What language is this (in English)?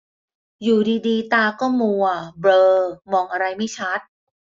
Thai